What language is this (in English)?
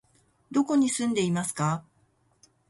Japanese